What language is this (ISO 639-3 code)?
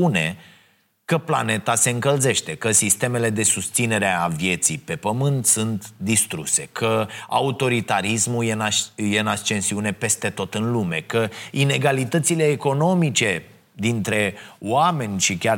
ron